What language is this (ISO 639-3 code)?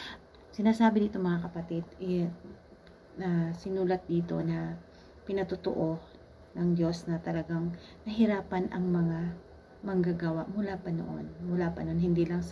fil